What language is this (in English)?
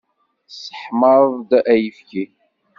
Kabyle